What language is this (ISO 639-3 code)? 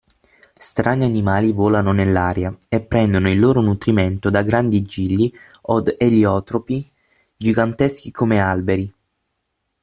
ita